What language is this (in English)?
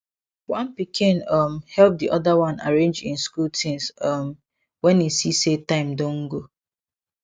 Nigerian Pidgin